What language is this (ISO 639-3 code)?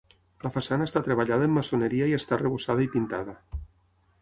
cat